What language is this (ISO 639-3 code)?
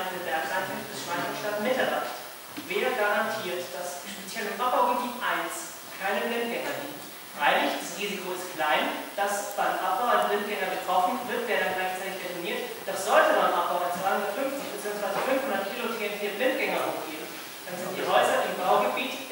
deu